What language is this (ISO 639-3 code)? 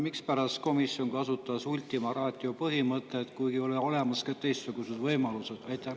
est